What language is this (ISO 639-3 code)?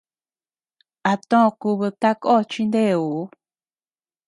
cux